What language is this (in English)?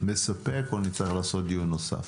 Hebrew